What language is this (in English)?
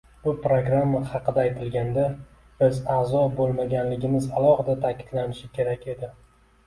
Uzbek